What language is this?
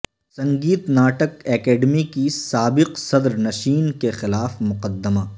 Urdu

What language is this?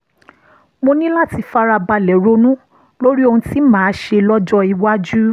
Yoruba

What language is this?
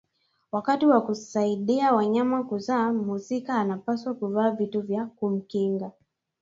Swahili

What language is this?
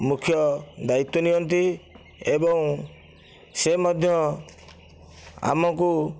Odia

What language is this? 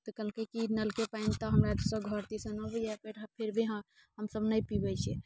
Maithili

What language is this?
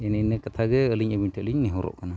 Santali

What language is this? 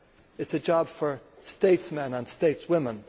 English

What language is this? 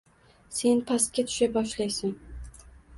Uzbek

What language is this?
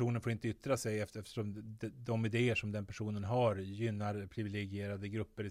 Swedish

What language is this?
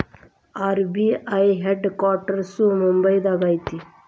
Kannada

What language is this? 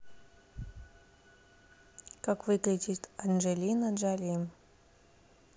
Russian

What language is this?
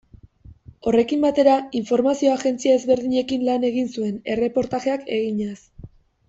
Basque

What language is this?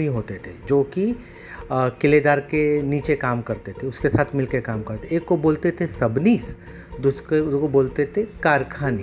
Hindi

